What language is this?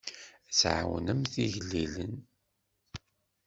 Kabyle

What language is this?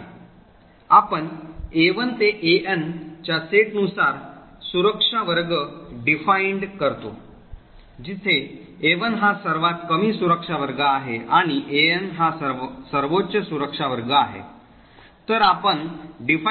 Marathi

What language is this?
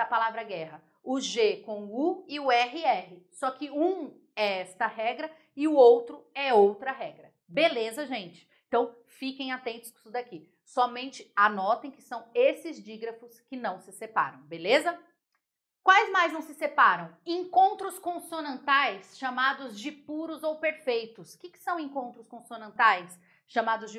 Portuguese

